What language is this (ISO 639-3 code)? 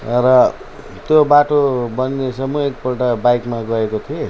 nep